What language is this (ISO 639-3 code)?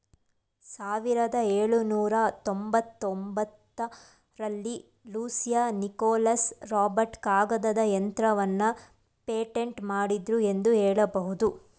kan